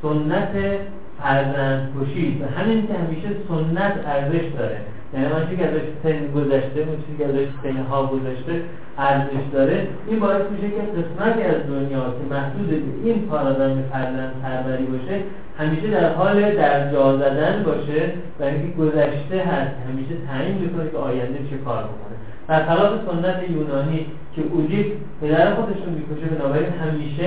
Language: Persian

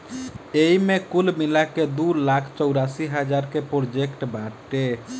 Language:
Bhojpuri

